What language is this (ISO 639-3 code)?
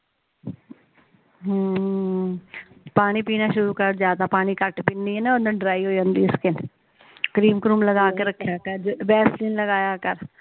pan